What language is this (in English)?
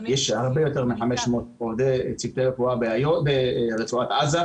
Hebrew